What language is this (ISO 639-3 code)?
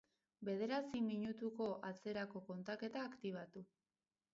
eus